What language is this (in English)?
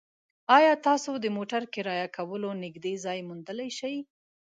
Pashto